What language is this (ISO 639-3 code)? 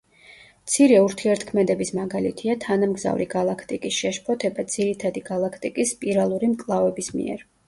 kat